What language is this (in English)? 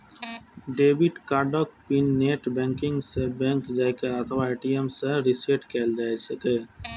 Maithili